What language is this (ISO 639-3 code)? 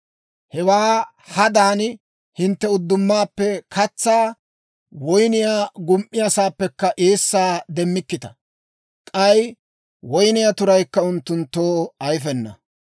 dwr